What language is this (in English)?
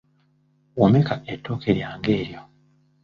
Ganda